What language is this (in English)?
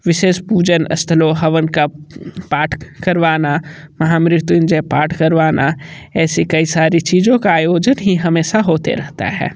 Hindi